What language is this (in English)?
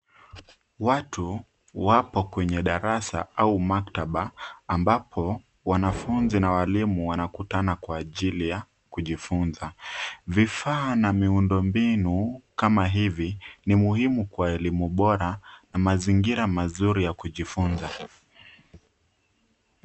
Swahili